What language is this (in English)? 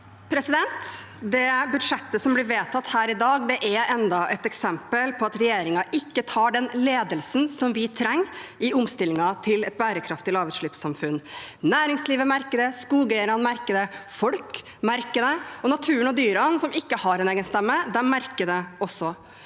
Norwegian